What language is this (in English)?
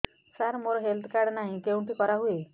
Odia